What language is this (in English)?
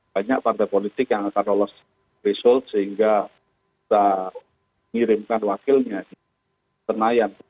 Indonesian